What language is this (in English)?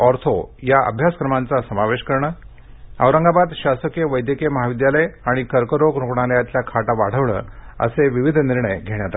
Marathi